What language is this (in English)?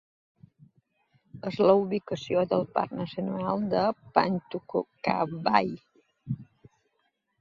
Catalan